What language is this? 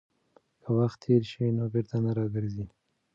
Pashto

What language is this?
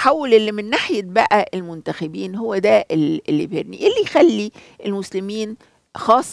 Arabic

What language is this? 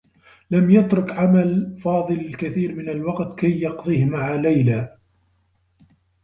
Arabic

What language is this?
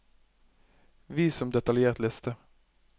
Norwegian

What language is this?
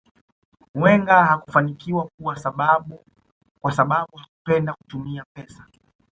Swahili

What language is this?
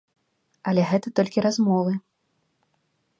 Belarusian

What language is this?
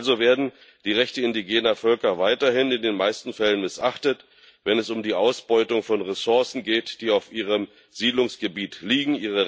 German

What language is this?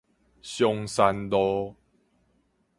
Min Nan Chinese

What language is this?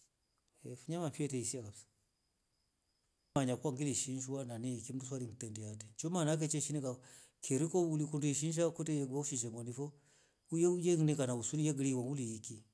Rombo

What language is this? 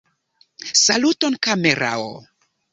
Esperanto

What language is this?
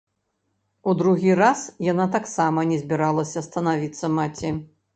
Belarusian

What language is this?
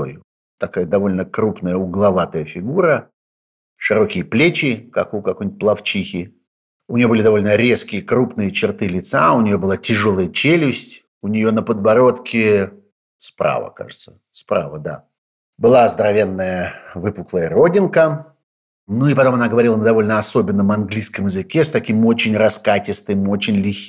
Russian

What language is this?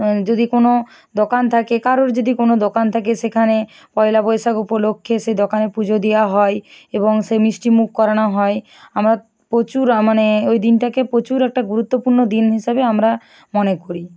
Bangla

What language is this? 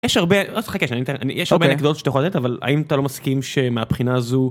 Hebrew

